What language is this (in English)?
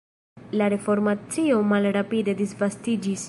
Esperanto